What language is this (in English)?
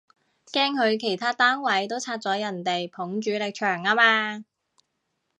Cantonese